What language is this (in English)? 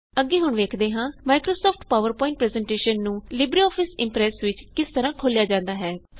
Punjabi